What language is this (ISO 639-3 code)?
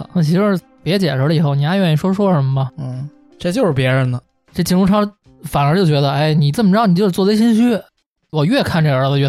zho